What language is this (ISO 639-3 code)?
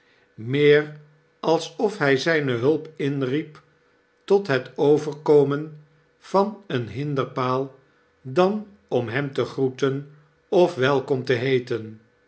nld